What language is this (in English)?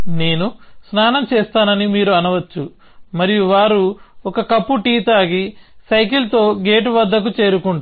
Telugu